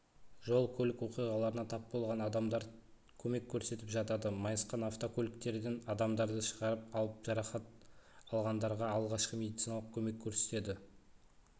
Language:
Kazakh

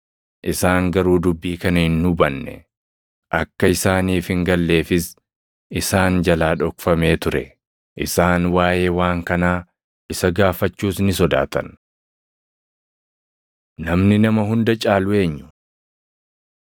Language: Oromo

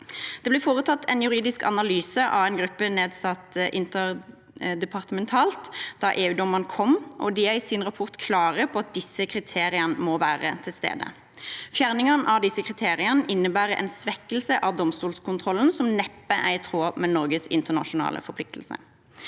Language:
Norwegian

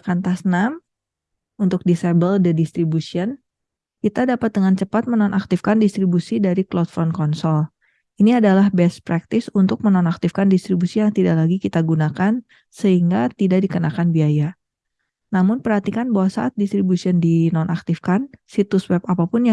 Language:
Indonesian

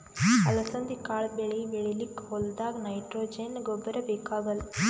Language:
Kannada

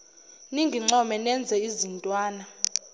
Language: Zulu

